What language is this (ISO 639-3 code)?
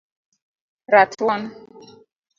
luo